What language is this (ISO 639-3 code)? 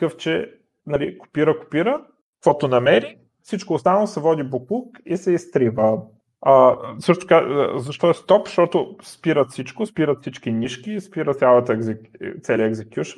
bul